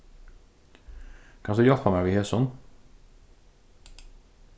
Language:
Faroese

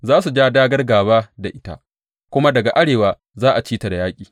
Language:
Hausa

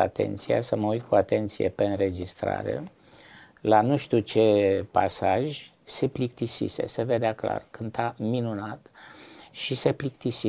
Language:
Romanian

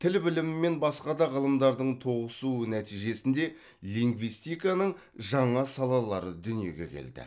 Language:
Kazakh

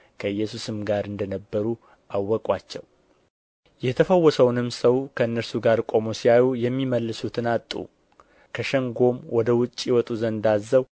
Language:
Amharic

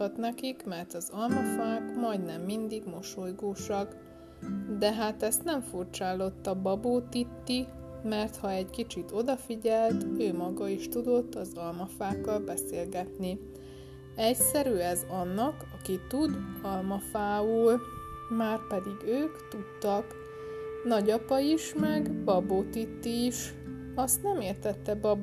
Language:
Hungarian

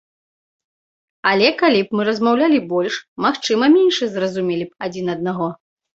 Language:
Belarusian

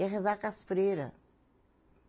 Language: Portuguese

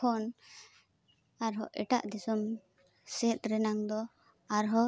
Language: Santali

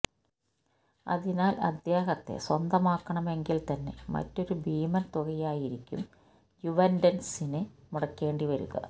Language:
Malayalam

